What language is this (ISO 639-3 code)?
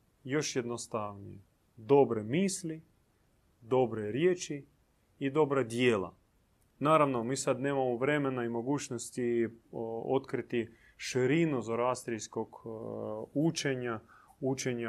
hrv